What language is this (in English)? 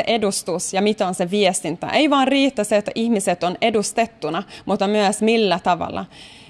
Finnish